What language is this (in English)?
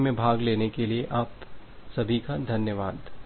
Hindi